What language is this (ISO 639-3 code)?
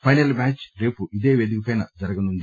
tel